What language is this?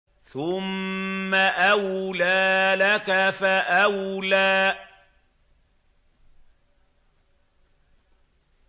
Arabic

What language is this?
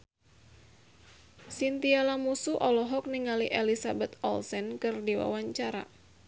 Sundanese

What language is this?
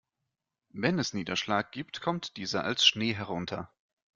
German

